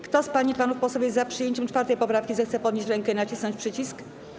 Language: Polish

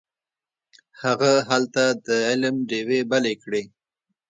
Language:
Pashto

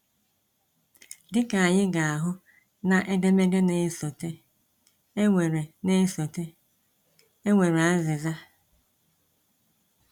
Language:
Igbo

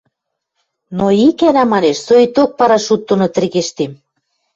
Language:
Western Mari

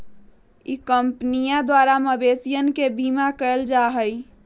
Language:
Magahi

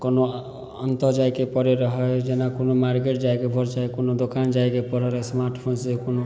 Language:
Maithili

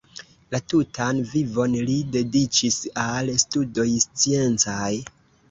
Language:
Esperanto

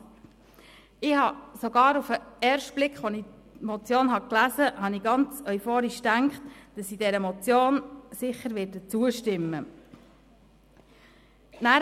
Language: Swiss German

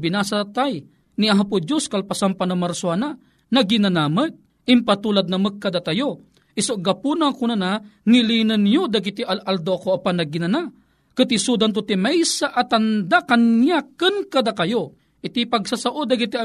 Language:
Filipino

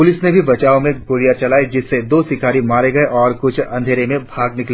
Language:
Hindi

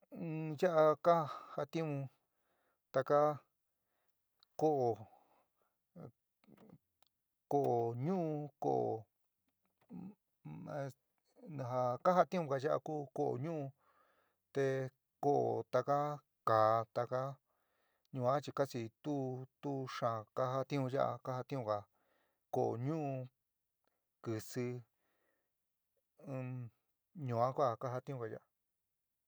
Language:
San Miguel El Grande Mixtec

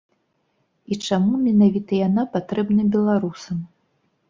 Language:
Belarusian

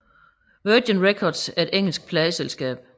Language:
Danish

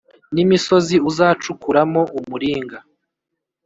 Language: Kinyarwanda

